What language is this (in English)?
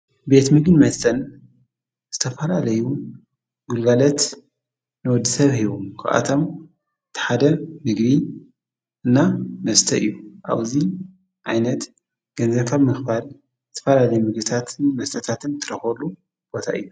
Tigrinya